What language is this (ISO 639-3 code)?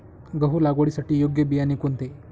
mar